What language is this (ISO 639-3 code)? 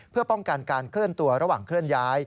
tha